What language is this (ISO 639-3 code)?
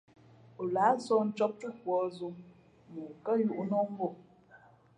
fmp